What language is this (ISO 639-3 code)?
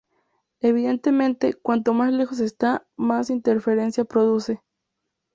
spa